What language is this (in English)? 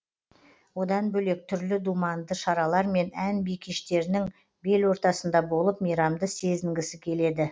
Kazakh